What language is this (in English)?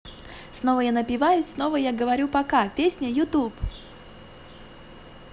Russian